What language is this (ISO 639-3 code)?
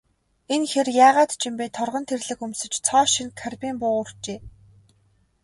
mon